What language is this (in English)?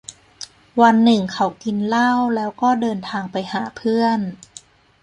Thai